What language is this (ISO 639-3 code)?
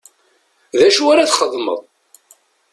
kab